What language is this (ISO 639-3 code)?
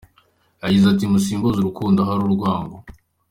kin